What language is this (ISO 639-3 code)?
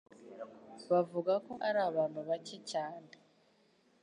kin